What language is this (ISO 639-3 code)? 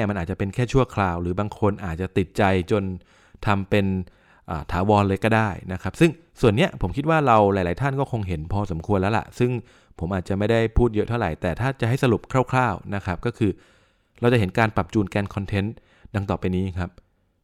tha